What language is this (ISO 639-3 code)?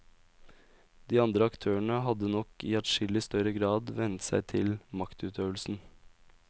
nor